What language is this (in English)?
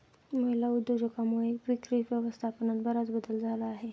Marathi